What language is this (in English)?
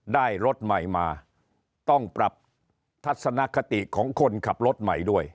Thai